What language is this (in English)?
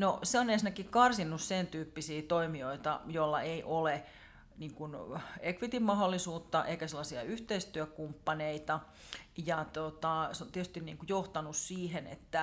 Finnish